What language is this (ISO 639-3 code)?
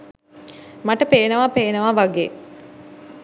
sin